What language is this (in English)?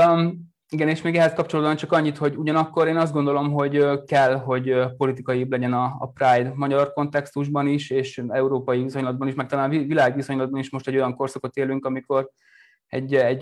Hungarian